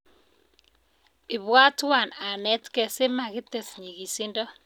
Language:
Kalenjin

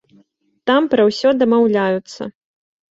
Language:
Belarusian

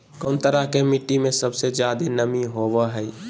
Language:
Magahi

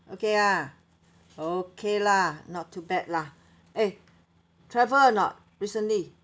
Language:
English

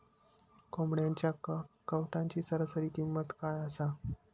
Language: Marathi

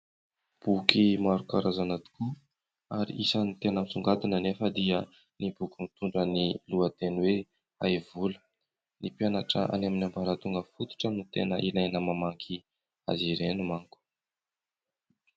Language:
Malagasy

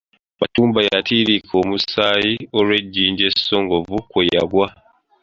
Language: Ganda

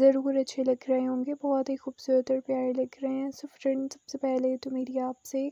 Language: Hindi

